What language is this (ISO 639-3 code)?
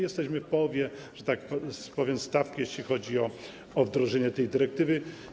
pol